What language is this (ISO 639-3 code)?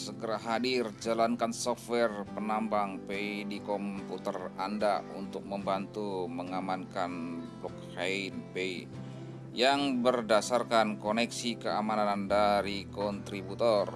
ind